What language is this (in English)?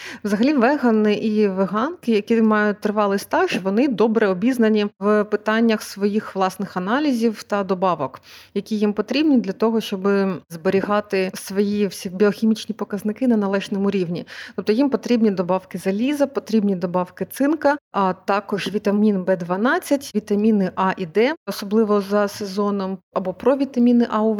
Ukrainian